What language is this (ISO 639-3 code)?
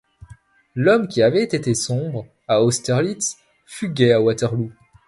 fra